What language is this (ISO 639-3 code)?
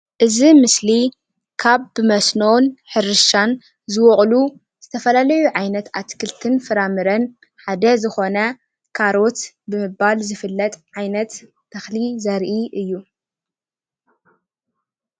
tir